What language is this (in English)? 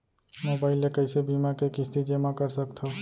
Chhattisgarhi